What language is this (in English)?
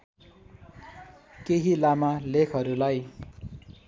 Nepali